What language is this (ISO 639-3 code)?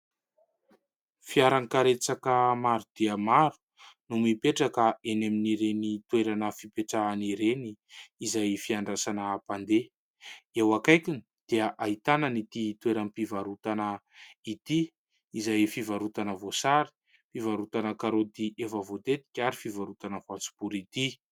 mlg